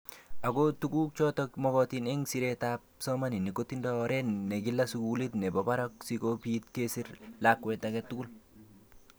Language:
Kalenjin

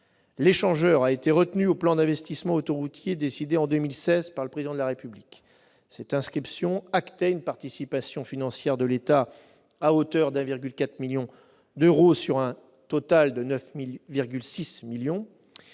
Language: French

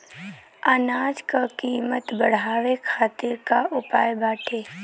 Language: Bhojpuri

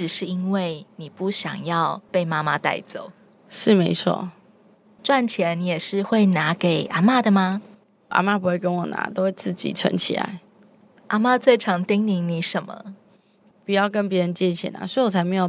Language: Chinese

